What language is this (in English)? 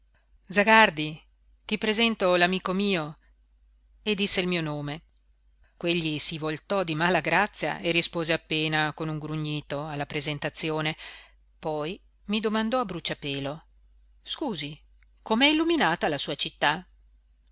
Italian